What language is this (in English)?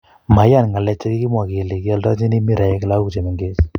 Kalenjin